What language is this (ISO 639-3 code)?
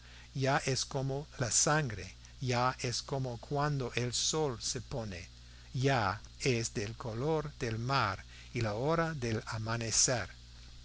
spa